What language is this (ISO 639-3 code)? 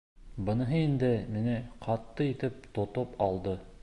bak